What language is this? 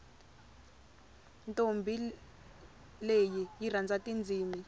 Tsonga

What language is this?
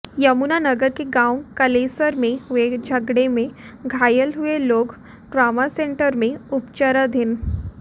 Hindi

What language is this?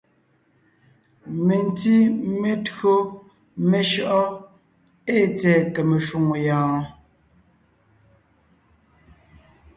Ngiemboon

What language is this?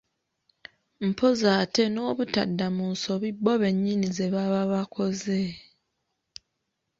Ganda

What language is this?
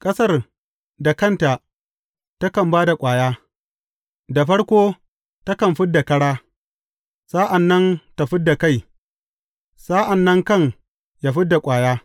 Hausa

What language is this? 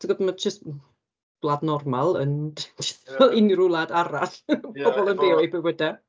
Welsh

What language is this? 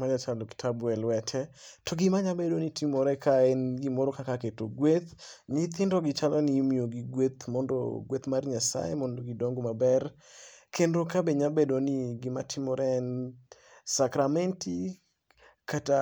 Luo (Kenya and Tanzania)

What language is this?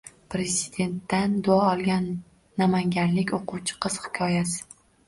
Uzbek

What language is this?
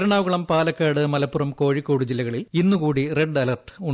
Malayalam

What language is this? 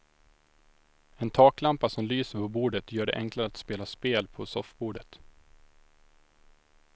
Swedish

